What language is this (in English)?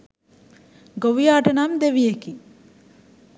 Sinhala